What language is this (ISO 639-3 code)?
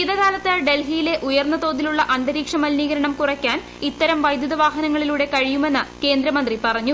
mal